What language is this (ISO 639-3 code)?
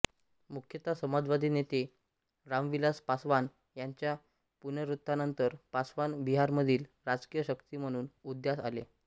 mar